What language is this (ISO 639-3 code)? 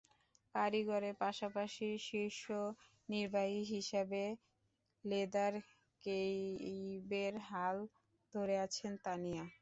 ben